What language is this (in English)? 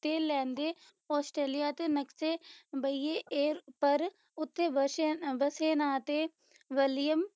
Punjabi